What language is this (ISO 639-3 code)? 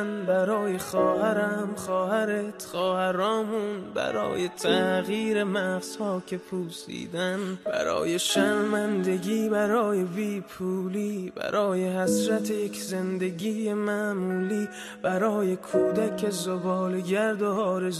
fas